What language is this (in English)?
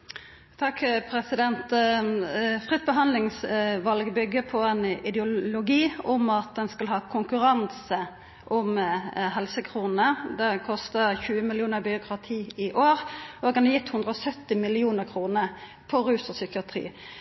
Norwegian